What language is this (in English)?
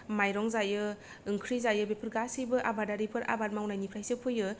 Bodo